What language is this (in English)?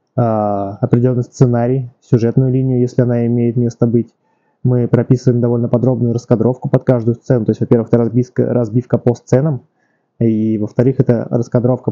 Russian